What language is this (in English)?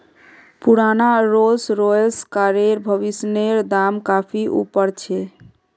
Magahi